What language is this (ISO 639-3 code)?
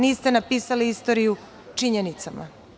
srp